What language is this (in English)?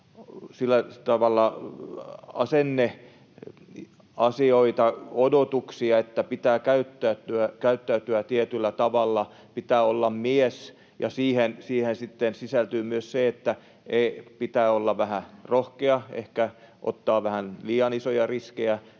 Finnish